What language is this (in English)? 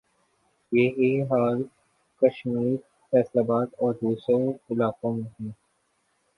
Urdu